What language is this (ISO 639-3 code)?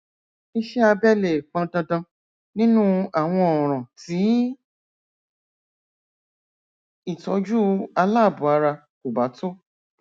yor